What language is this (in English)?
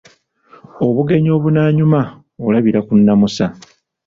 Ganda